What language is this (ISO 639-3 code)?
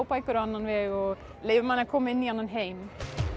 isl